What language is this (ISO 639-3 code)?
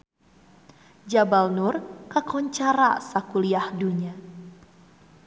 sun